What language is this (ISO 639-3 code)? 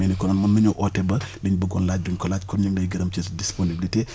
wol